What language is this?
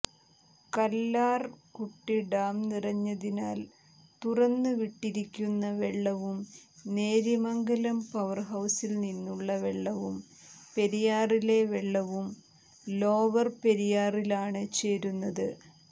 Malayalam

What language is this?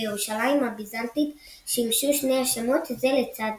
Hebrew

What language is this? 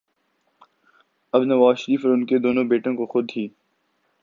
Urdu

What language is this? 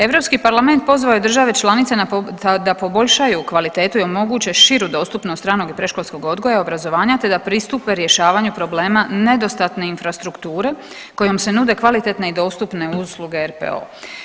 Croatian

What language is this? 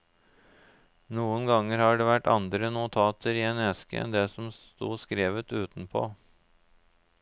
Norwegian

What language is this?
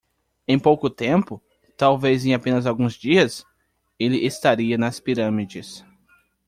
Portuguese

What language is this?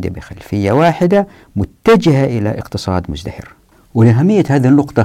Arabic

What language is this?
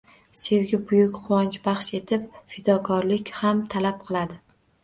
Uzbek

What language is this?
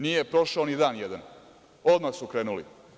Serbian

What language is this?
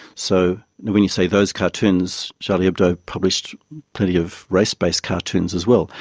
English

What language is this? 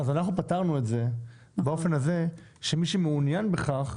Hebrew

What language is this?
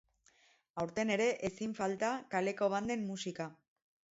Basque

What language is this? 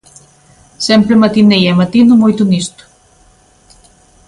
Galician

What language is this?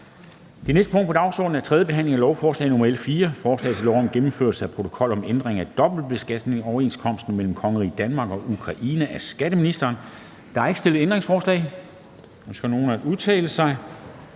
Danish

